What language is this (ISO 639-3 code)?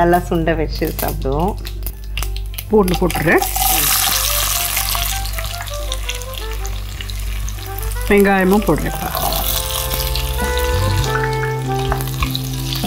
tam